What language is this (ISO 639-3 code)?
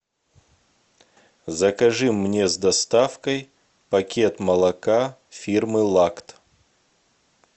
rus